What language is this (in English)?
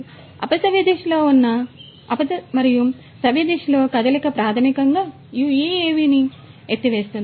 Telugu